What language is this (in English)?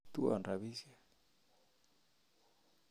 Kalenjin